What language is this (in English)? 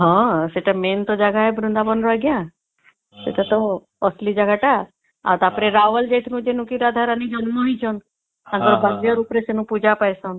Odia